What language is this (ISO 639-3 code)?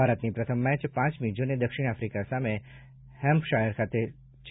guj